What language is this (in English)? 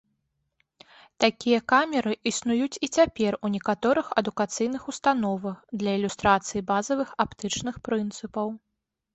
Belarusian